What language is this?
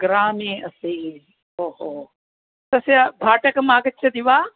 Sanskrit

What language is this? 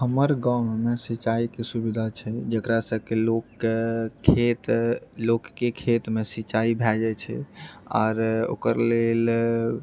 Maithili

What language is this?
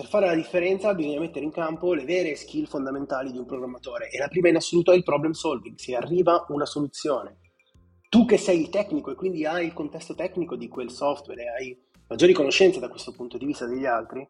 Italian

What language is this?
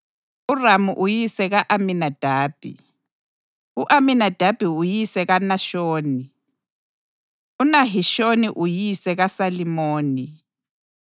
North Ndebele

